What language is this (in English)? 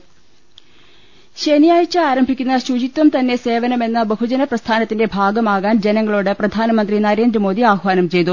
Malayalam